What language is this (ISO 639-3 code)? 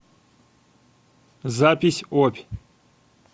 rus